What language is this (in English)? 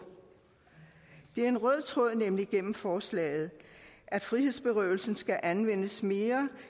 Danish